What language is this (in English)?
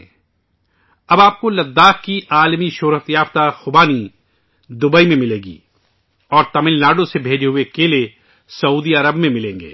Urdu